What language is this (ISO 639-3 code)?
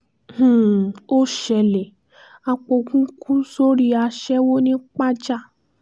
yor